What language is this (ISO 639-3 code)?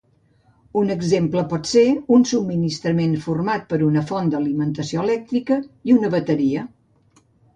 cat